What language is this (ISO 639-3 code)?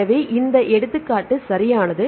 tam